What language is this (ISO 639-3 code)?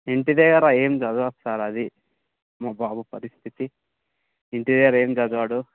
tel